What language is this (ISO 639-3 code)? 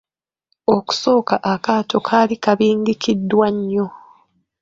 lug